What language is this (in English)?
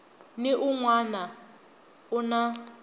Tsonga